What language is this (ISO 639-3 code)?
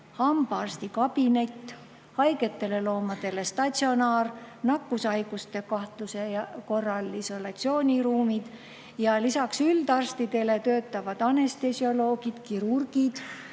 est